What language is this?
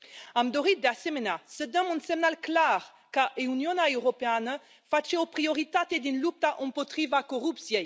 Romanian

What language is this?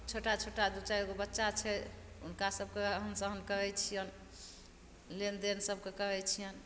Maithili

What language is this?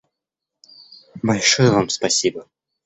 Russian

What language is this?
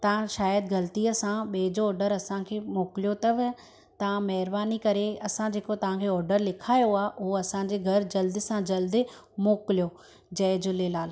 Sindhi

